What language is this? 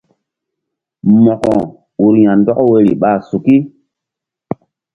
Mbum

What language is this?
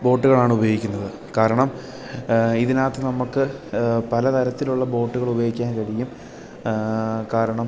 Malayalam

